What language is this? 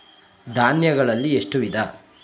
Kannada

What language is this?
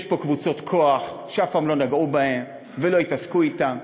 Hebrew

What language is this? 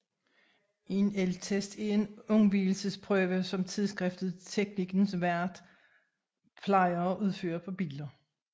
Danish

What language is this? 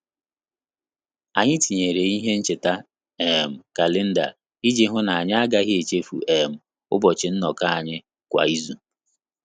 Igbo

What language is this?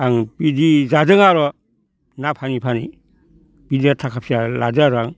Bodo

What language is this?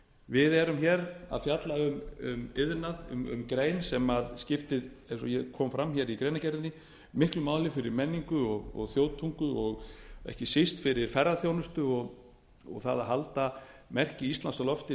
Icelandic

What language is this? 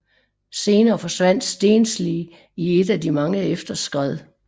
Danish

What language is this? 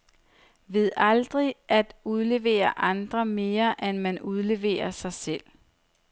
Danish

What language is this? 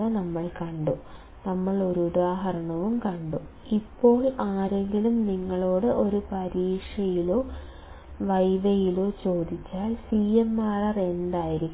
Malayalam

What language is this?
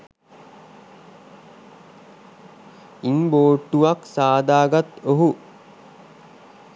Sinhala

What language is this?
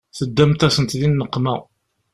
Kabyle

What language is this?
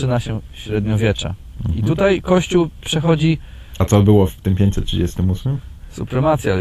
Polish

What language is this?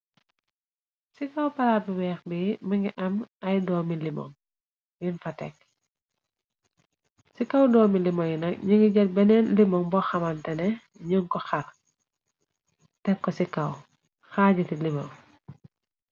Wolof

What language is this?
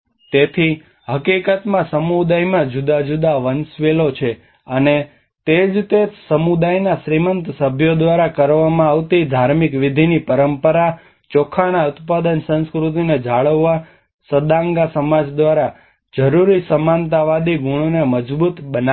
Gujarati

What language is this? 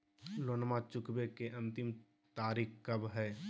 Magahi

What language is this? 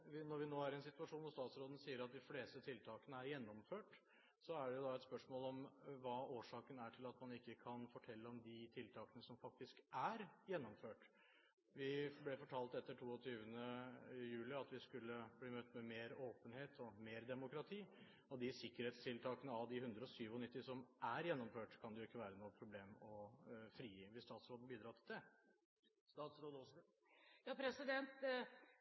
Norwegian Bokmål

